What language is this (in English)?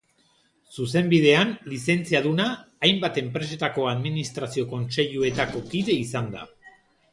Basque